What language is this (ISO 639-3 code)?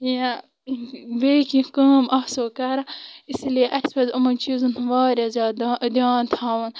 kas